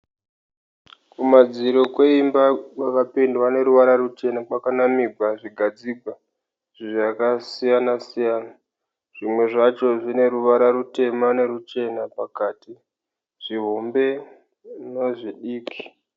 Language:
Shona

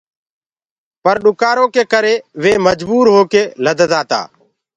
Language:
Gurgula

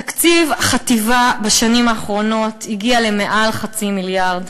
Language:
Hebrew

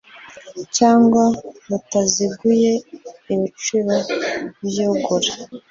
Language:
Kinyarwanda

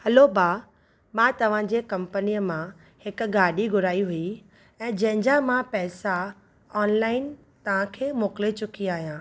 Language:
Sindhi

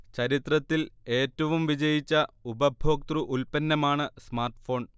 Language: Malayalam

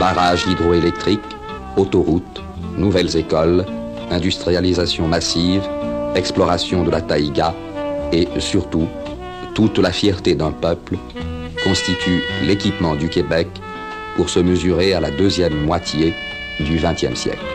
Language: French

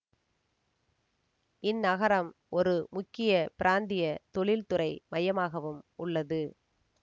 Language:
Tamil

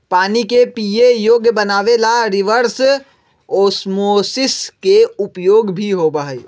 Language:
Magahi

